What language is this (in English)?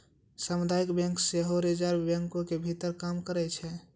Maithili